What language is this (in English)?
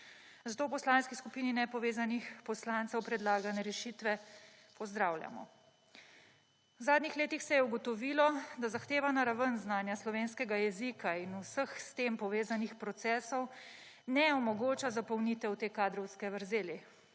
Slovenian